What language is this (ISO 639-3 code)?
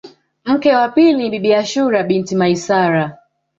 swa